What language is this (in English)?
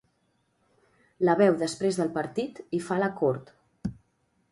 Catalan